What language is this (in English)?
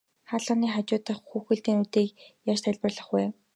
Mongolian